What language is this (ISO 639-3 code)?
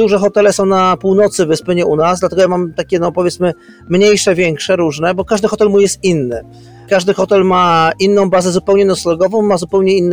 pol